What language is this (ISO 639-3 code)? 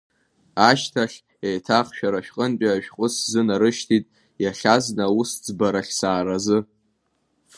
abk